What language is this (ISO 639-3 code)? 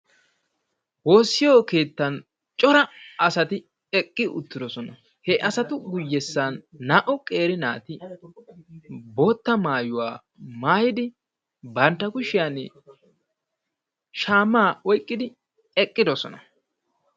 wal